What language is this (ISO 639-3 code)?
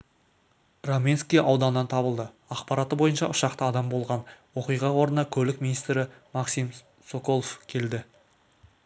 kaz